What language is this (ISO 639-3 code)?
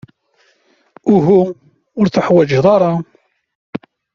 kab